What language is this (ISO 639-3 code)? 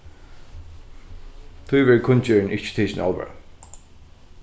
fao